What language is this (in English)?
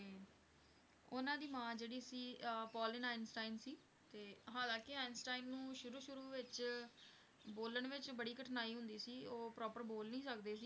Punjabi